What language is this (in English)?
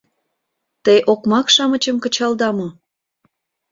Mari